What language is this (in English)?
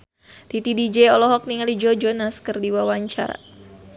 Sundanese